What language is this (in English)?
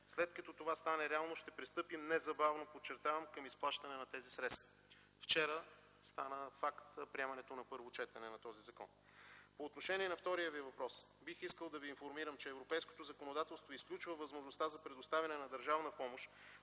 Bulgarian